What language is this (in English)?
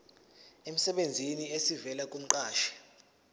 Zulu